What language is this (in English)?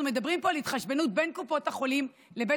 Hebrew